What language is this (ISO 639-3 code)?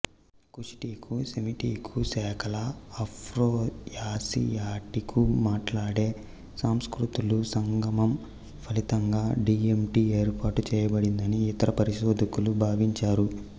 tel